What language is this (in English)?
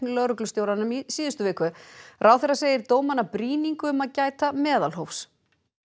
Icelandic